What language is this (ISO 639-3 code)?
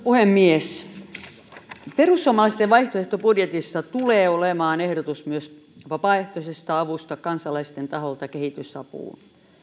fin